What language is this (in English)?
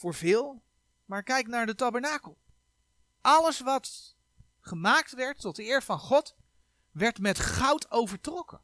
Dutch